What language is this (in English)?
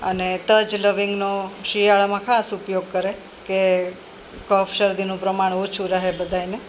Gujarati